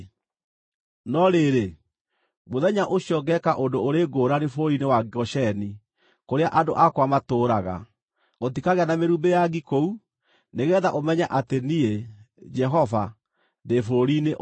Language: Kikuyu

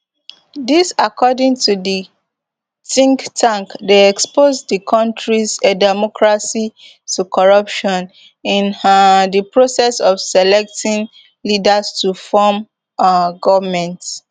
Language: Nigerian Pidgin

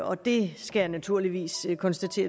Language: Danish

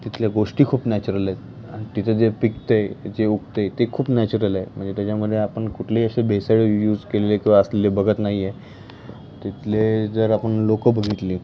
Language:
Marathi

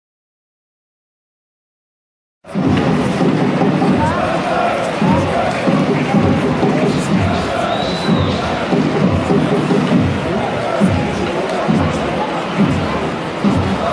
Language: German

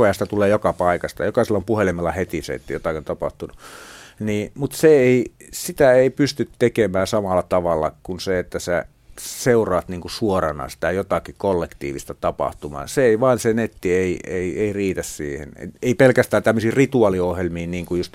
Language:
Finnish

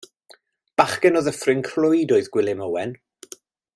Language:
Welsh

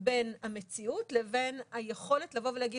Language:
Hebrew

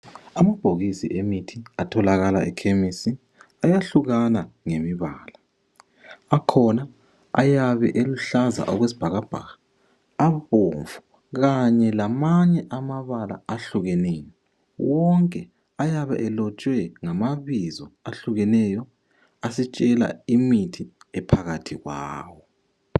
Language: North Ndebele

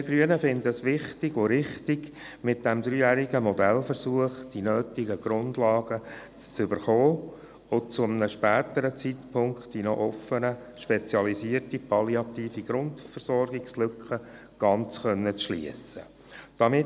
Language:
Swiss German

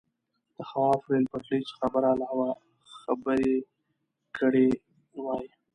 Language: Pashto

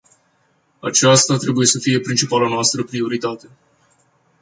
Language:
Romanian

